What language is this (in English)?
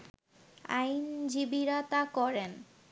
Bangla